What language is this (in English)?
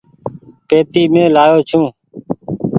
Goaria